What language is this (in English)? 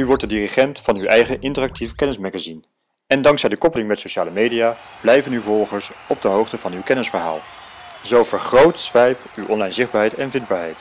Dutch